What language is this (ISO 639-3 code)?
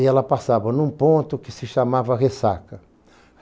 por